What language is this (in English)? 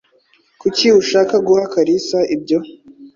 Kinyarwanda